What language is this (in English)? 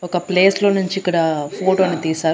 Telugu